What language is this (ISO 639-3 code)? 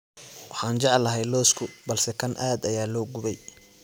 som